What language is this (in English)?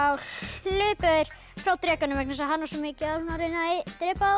Icelandic